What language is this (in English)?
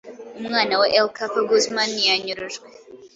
Kinyarwanda